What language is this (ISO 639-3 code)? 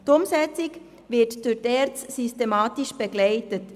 gsw